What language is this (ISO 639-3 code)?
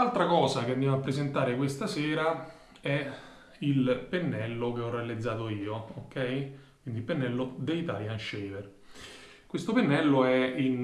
ita